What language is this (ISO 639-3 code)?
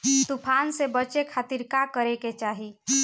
bho